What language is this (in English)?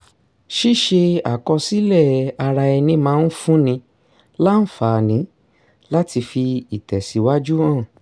Yoruba